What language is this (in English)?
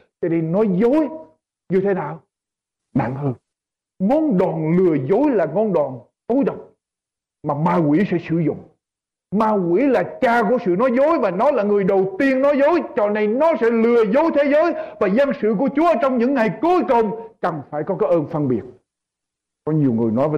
Vietnamese